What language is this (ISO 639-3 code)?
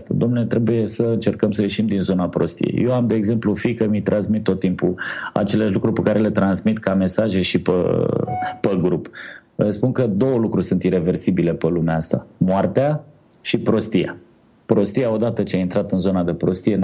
ron